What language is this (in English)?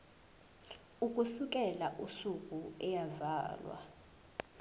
Zulu